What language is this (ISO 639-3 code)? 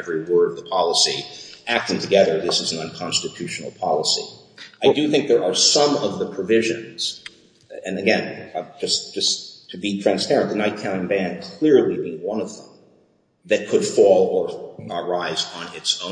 eng